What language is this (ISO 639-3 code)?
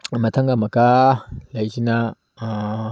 mni